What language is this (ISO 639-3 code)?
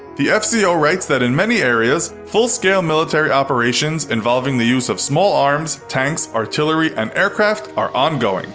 eng